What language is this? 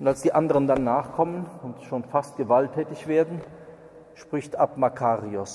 German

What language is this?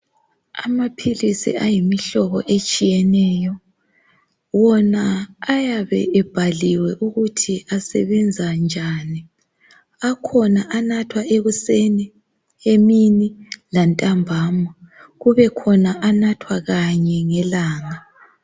North Ndebele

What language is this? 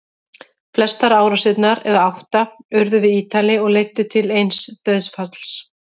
Icelandic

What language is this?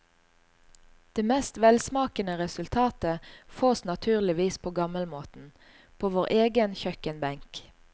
Norwegian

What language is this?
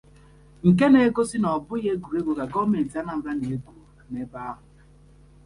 Igbo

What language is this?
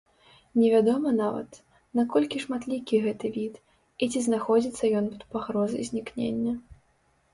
Belarusian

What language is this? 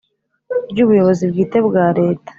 Kinyarwanda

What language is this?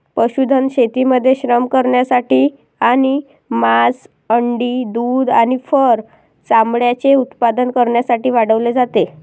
Marathi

